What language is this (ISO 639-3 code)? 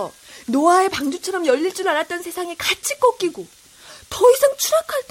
kor